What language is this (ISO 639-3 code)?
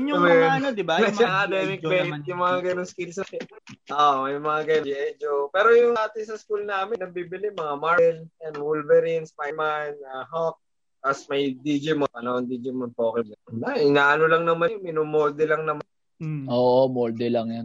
fil